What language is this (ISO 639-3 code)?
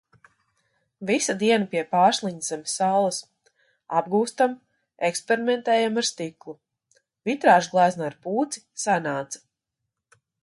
lav